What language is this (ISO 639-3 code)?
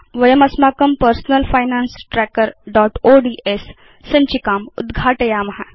san